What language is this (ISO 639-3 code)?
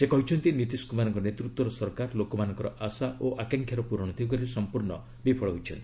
ori